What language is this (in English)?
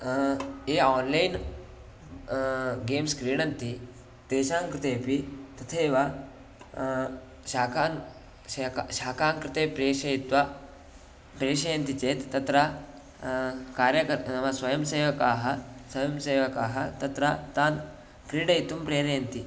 Sanskrit